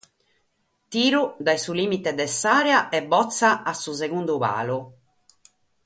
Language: Sardinian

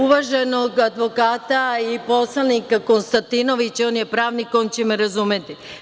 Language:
Serbian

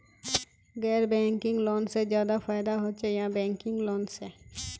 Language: Magahi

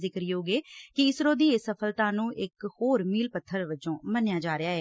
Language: Punjabi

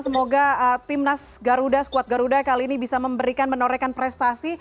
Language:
Indonesian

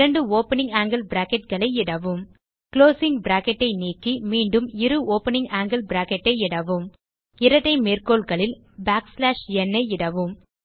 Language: Tamil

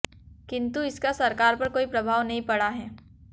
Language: Hindi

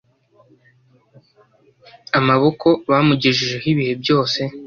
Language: Kinyarwanda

